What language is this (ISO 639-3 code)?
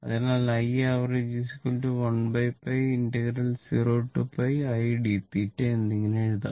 mal